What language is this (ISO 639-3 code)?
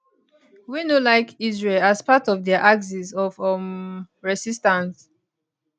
pcm